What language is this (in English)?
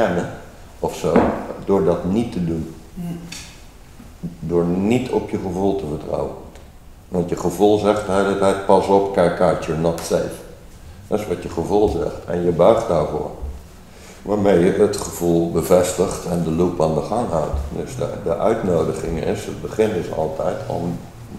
Dutch